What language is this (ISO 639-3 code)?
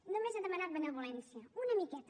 cat